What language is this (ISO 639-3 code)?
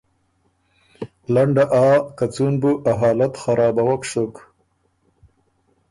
oru